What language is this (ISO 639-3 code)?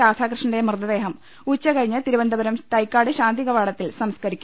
mal